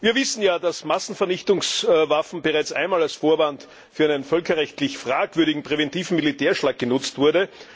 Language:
German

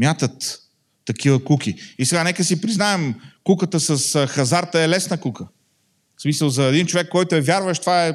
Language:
Bulgarian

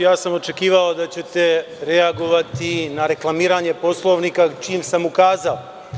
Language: Serbian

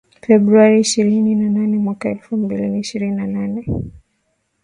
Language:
Swahili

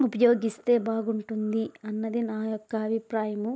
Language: Telugu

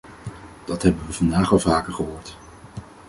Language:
Dutch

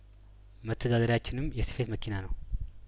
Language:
Amharic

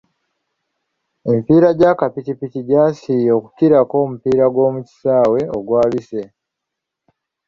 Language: Ganda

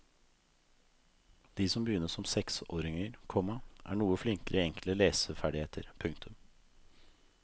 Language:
Norwegian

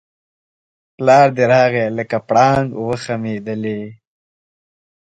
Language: Pashto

